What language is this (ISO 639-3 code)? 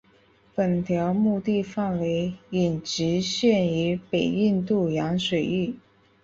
zho